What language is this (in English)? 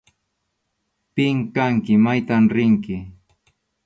Arequipa-La Unión Quechua